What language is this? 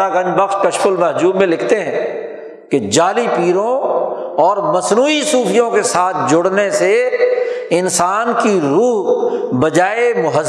Urdu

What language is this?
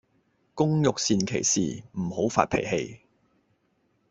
Cantonese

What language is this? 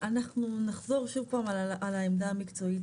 Hebrew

